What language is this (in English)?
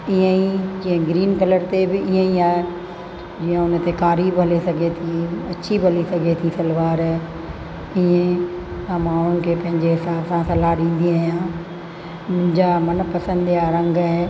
Sindhi